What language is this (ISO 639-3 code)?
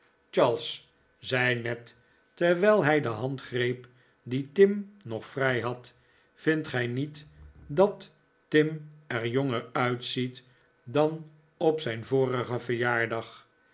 nld